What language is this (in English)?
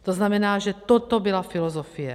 Czech